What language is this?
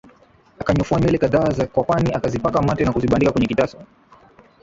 Swahili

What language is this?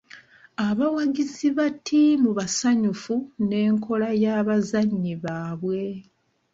Ganda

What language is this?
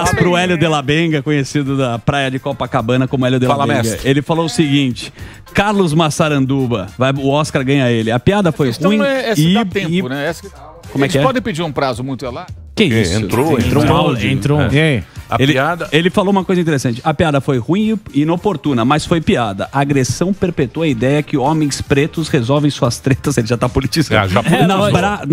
Portuguese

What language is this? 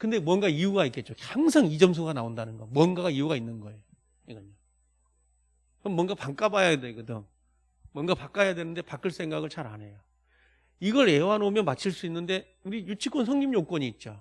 Korean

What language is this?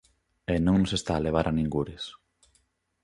Galician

